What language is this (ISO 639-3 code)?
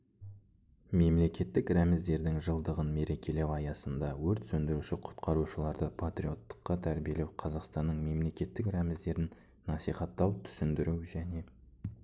kaz